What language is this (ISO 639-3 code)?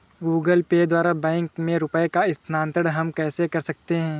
hin